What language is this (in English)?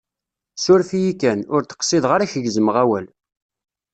Kabyle